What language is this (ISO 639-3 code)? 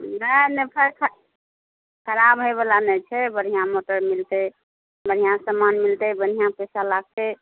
mai